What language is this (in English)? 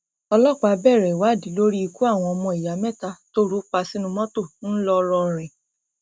Yoruba